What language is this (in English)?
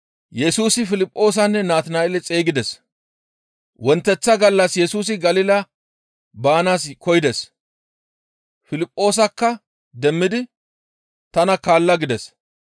Gamo